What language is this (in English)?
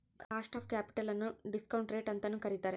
Kannada